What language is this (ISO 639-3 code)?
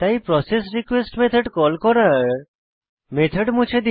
ben